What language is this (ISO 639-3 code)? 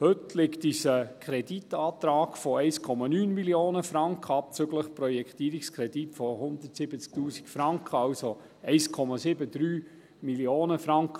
gsw